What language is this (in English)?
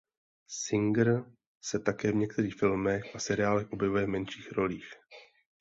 Czech